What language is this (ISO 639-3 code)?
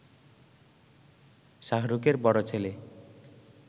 ben